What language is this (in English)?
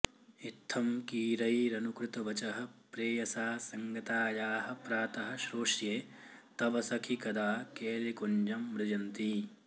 Sanskrit